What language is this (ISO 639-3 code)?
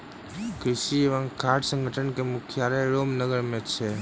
mai